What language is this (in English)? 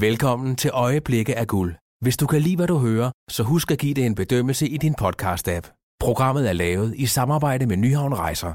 Danish